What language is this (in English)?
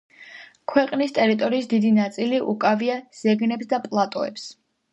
Georgian